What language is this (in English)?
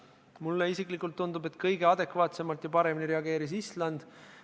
Estonian